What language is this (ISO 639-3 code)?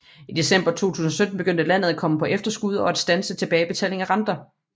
dan